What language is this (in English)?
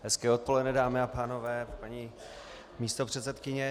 Czech